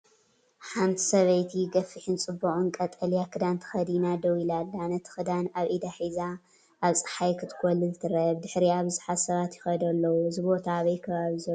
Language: Tigrinya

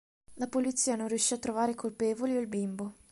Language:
Italian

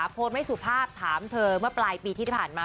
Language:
Thai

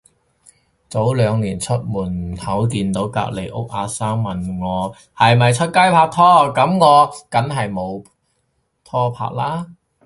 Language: Cantonese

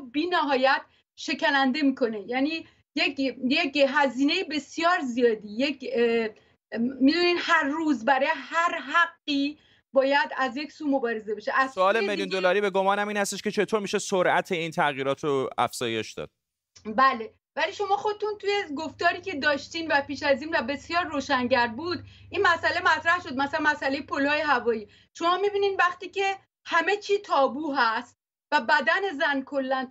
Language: Persian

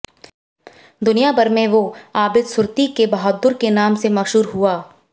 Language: Hindi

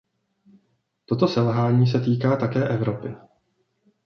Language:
Czech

